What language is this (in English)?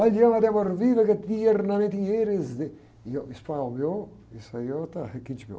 Portuguese